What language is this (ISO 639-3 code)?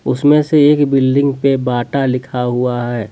hin